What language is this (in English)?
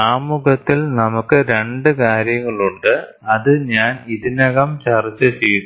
Malayalam